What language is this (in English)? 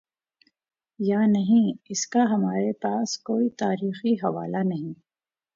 Urdu